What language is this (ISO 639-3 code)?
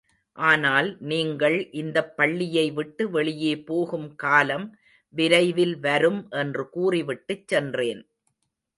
tam